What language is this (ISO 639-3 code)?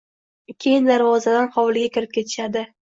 uzb